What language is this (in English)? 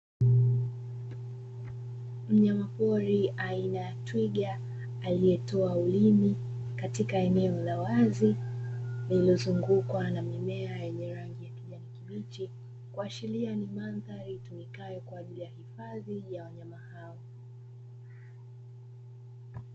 Swahili